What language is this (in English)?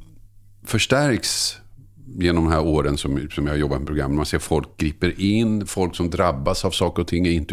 Swedish